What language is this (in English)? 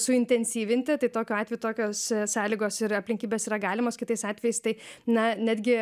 Lithuanian